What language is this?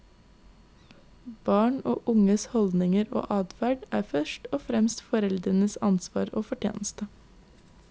Norwegian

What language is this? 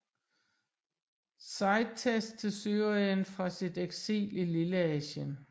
Danish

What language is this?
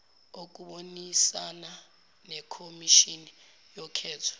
Zulu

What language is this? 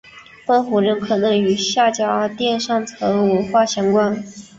Chinese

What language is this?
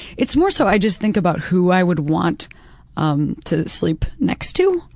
English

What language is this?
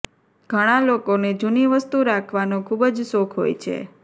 Gujarati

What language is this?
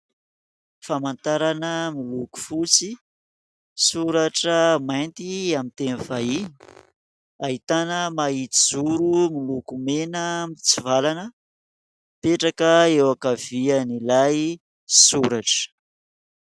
Malagasy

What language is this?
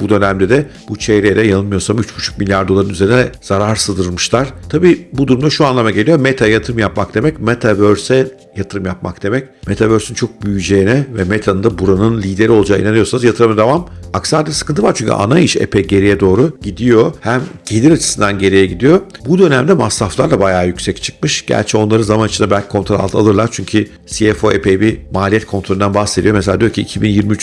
Turkish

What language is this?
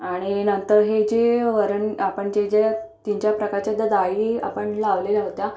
Marathi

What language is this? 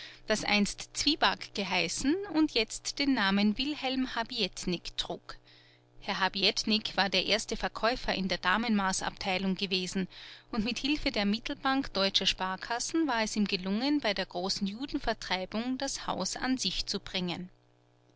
German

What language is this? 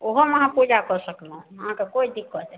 Maithili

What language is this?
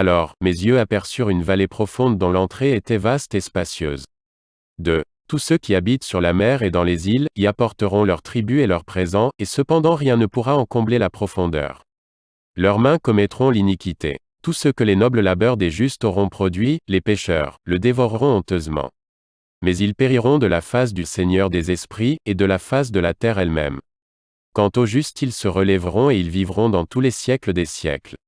French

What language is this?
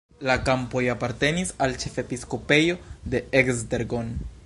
Esperanto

